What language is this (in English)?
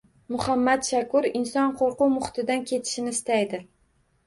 Uzbek